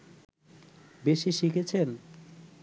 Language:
Bangla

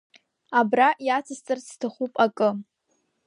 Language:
Abkhazian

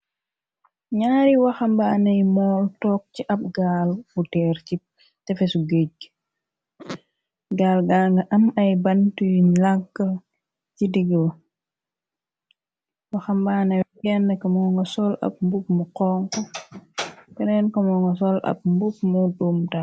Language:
Wolof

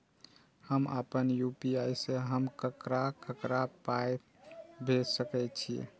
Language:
Maithili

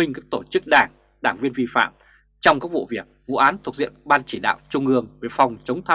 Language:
Vietnamese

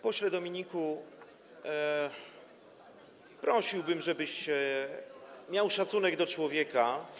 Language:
Polish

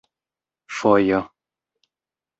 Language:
Esperanto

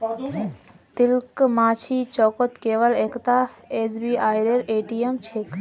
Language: Magahi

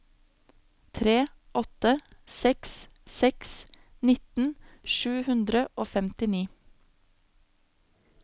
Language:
Norwegian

